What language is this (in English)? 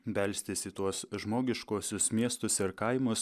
Lithuanian